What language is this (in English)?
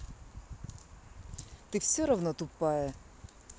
Russian